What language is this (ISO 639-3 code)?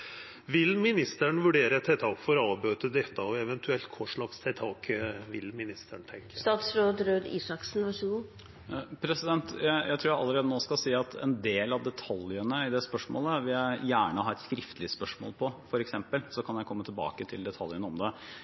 nor